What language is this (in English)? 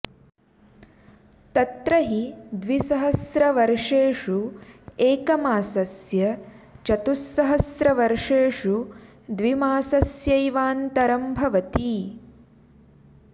Sanskrit